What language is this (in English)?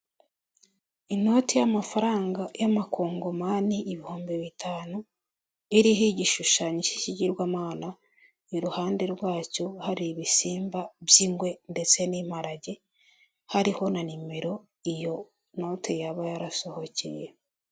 Kinyarwanda